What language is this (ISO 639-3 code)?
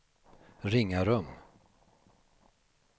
swe